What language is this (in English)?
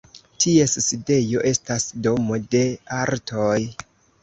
Esperanto